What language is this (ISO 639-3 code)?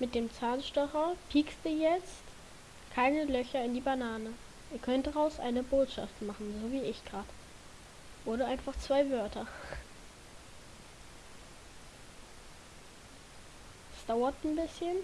deu